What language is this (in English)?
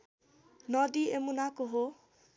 Nepali